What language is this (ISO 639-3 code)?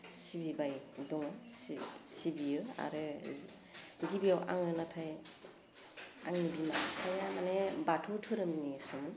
brx